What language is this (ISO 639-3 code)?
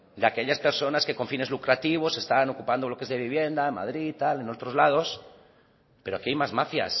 spa